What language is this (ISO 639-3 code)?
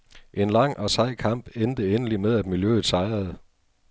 dan